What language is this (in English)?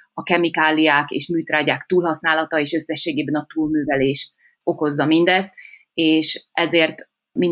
Hungarian